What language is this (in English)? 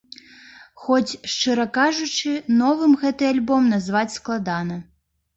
Belarusian